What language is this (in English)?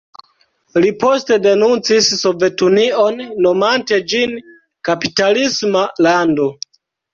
Esperanto